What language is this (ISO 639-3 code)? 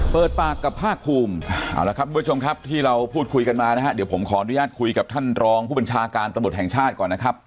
tha